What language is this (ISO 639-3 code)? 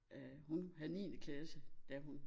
dan